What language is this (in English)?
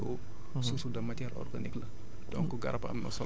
Wolof